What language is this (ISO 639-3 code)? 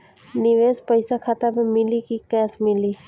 bho